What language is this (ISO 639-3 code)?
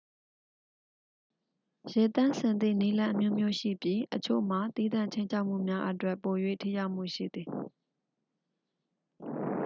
mya